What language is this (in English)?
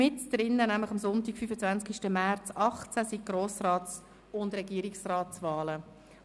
Swiss German